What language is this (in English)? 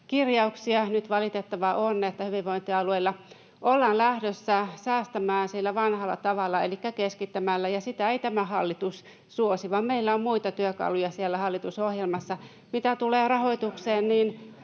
Finnish